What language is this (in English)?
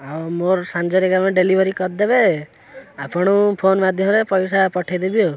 Odia